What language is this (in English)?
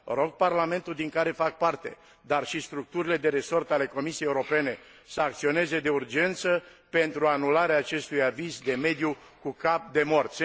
Romanian